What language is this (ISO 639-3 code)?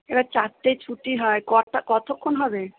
ben